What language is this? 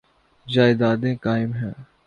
Urdu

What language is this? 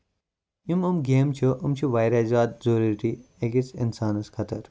Kashmiri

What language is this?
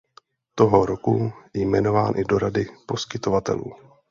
Czech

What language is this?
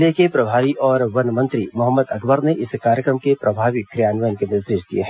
Hindi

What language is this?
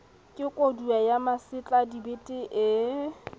Southern Sotho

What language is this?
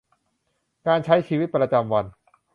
Thai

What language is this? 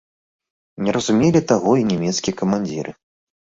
Belarusian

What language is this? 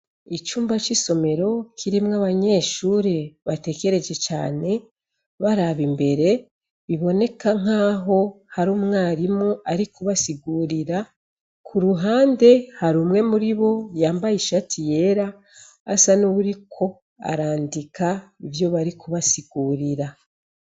Rundi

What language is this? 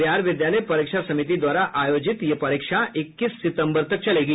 Hindi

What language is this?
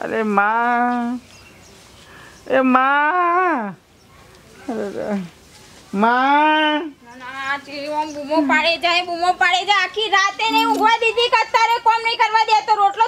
Gujarati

